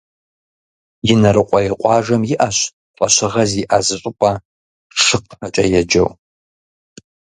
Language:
Kabardian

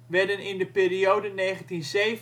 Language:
Dutch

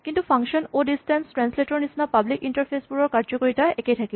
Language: Assamese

